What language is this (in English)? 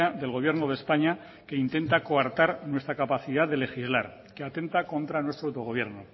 Spanish